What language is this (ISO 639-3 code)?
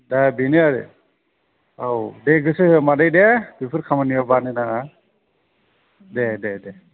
brx